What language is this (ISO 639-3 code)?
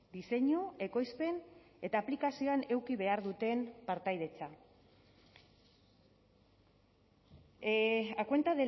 eus